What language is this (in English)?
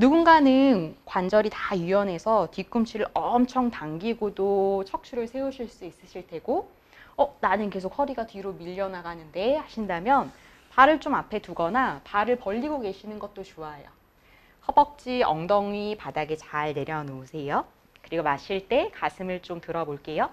Korean